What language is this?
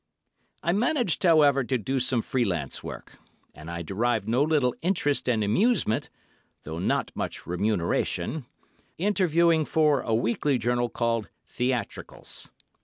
English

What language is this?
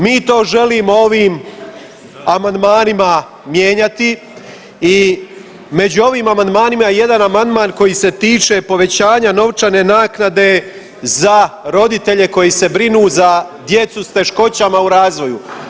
Croatian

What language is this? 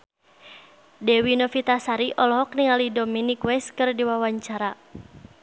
Sundanese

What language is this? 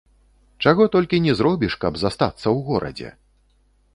Belarusian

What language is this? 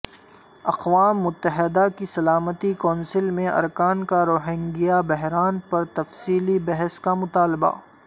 Urdu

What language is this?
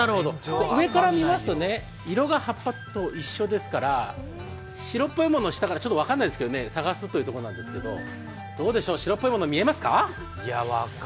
Japanese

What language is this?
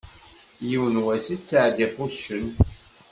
Kabyle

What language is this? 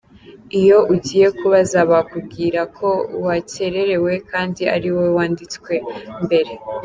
Kinyarwanda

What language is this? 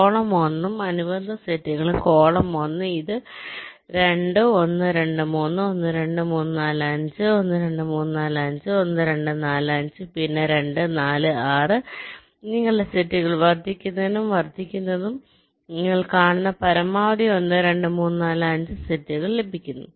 Malayalam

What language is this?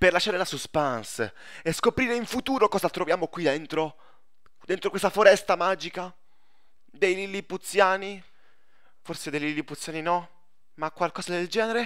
Italian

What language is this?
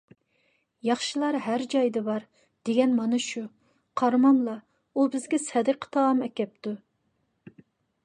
Uyghur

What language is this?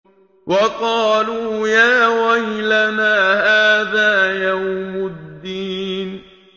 Arabic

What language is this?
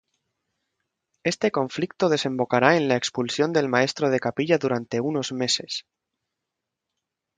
Spanish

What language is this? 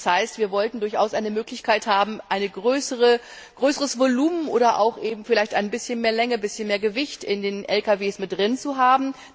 German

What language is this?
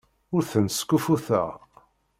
Kabyle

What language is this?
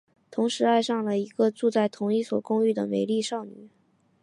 Chinese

